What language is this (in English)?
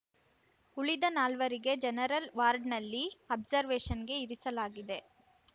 Kannada